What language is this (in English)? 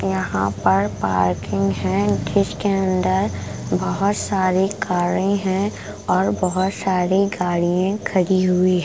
Hindi